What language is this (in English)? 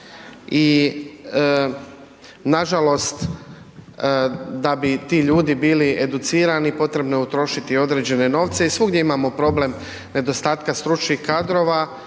Croatian